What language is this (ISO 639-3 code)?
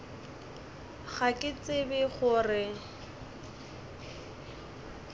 nso